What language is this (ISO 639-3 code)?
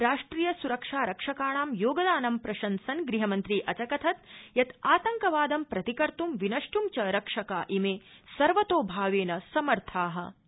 san